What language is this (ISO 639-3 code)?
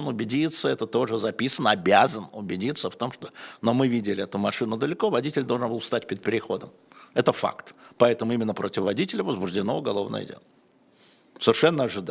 rus